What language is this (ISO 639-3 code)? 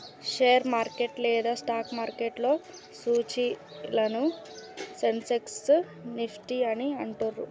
tel